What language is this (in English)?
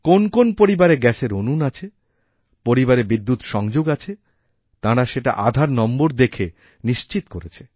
Bangla